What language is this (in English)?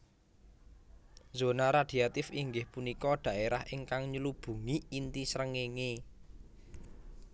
Javanese